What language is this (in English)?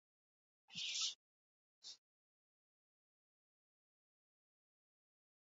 Basque